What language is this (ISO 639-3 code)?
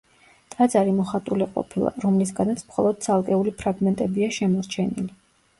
kat